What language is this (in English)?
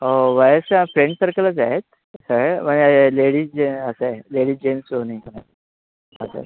Marathi